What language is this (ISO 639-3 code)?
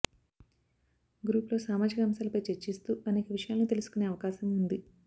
tel